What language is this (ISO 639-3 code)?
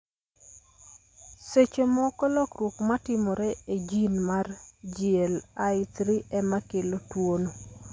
luo